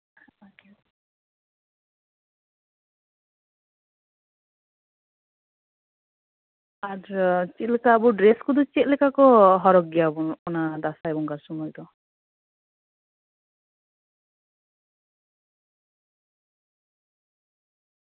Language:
Santali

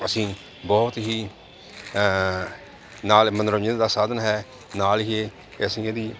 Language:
Punjabi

